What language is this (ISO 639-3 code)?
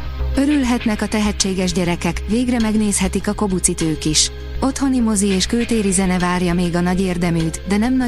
hun